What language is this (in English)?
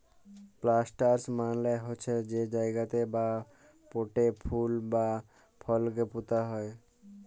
Bangla